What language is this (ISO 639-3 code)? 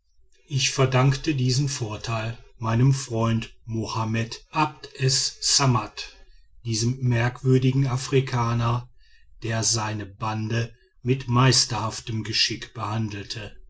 deu